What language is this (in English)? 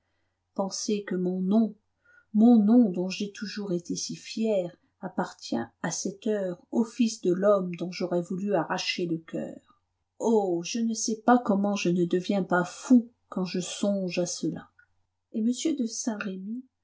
French